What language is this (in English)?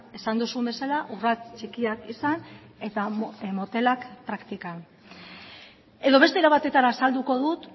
Basque